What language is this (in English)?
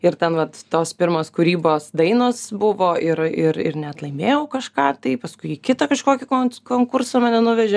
Lithuanian